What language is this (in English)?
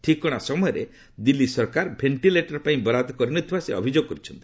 Odia